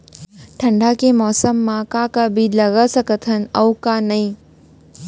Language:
Chhattisgarhi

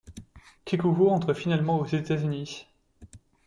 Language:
French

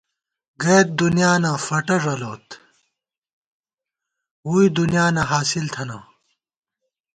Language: Gawar-Bati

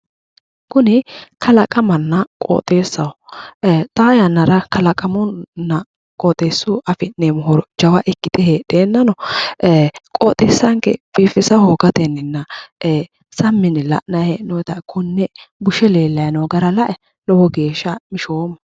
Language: Sidamo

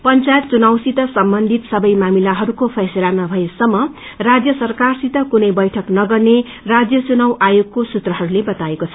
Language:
Nepali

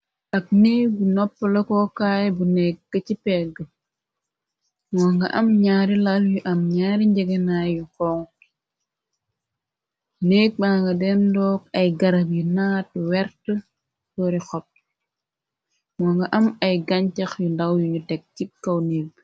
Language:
Wolof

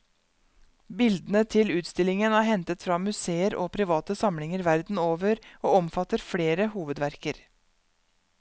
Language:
Norwegian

